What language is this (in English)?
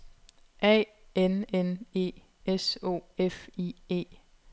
Danish